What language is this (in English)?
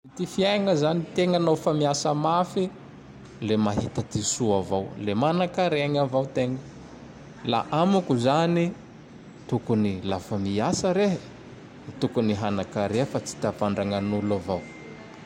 Tandroy-Mahafaly Malagasy